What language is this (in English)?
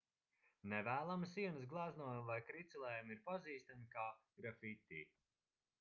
Latvian